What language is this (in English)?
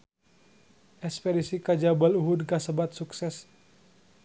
Sundanese